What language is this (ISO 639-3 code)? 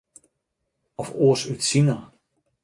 fry